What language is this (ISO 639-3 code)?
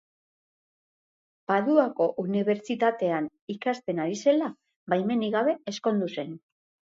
eus